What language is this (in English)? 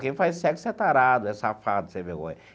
Portuguese